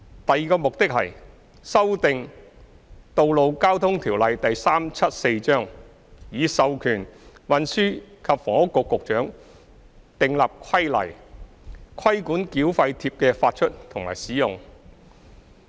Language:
Cantonese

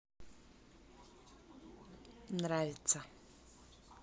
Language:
Russian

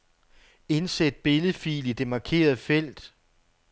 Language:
Danish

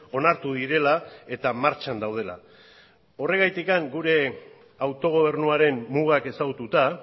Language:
Basque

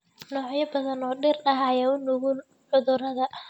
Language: Somali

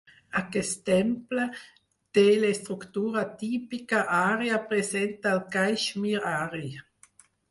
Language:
Catalan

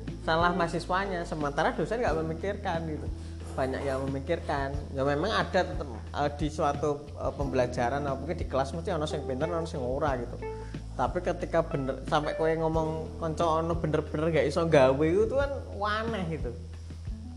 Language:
Indonesian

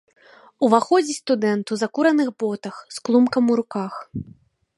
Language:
Belarusian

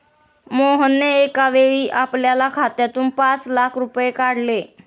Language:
Marathi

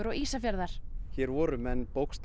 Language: Icelandic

